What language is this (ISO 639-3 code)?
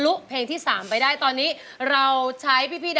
tha